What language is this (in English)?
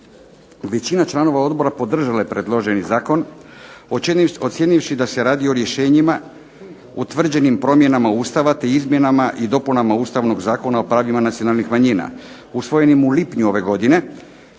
Croatian